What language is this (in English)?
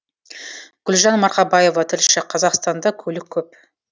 Kazakh